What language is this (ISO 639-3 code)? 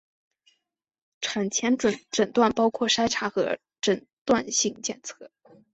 zho